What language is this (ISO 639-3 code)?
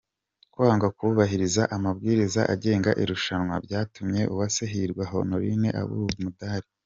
kin